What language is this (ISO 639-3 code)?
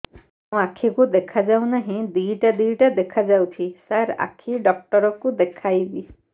ori